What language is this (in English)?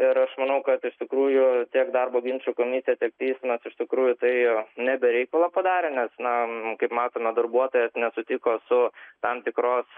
Lithuanian